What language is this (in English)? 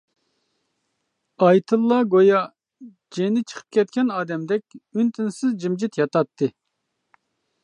Uyghur